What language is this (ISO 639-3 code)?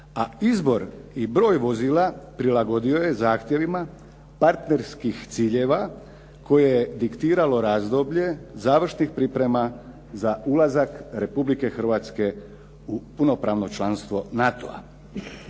hrv